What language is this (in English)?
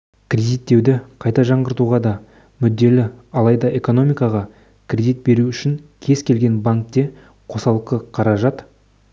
Kazakh